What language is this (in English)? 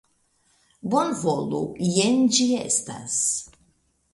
Esperanto